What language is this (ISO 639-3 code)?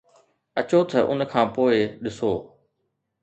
snd